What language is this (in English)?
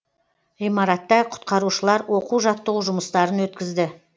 Kazakh